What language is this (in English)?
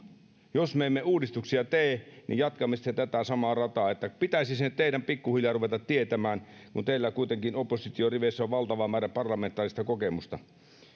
Finnish